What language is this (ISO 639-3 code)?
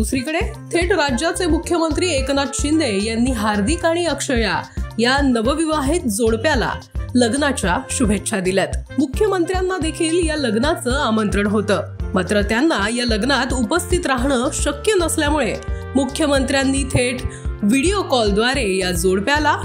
mar